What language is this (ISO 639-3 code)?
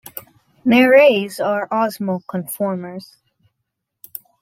eng